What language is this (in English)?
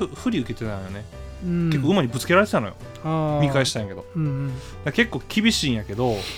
Japanese